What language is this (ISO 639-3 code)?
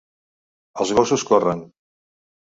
cat